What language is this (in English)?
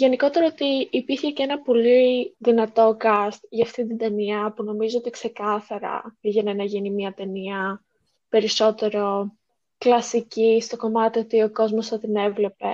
Greek